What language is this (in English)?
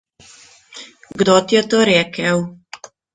Slovenian